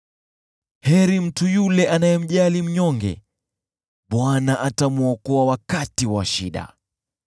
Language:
Swahili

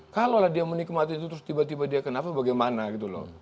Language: Indonesian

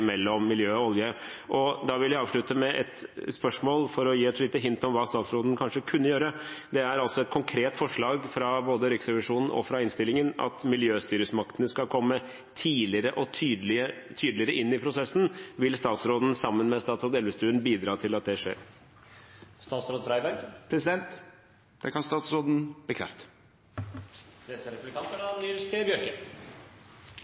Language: Norwegian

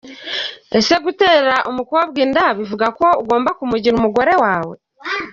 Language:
Kinyarwanda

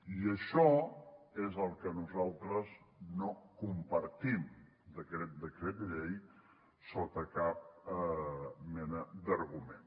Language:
Catalan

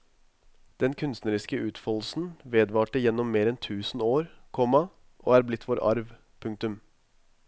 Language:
Norwegian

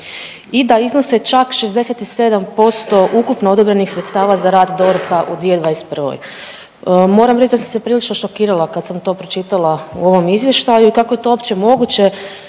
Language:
Croatian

